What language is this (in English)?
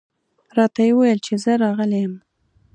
Pashto